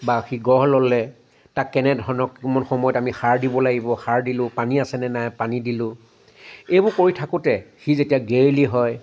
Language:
Assamese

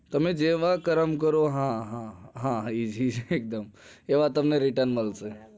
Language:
Gujarati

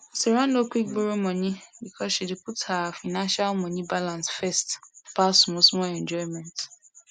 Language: Nigerian Pidgin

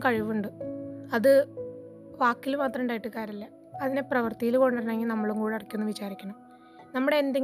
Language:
Malayalam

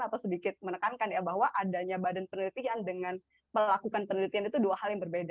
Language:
Indonesian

